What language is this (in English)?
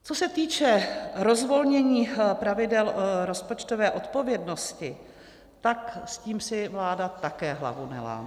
Czech